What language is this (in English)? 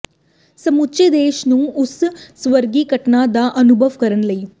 Punjabi